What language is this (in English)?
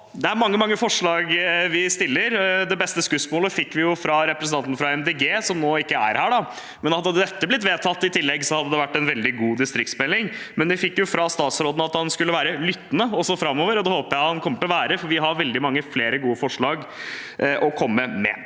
Norwegian